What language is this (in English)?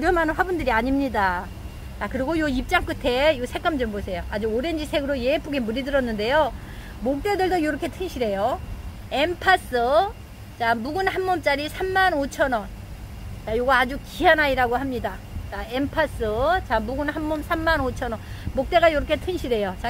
Korean